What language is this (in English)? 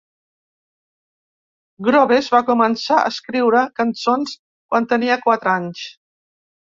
Catalan